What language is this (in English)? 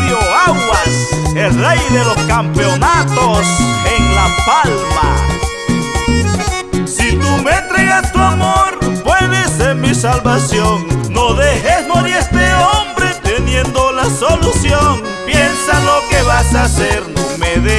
Spanish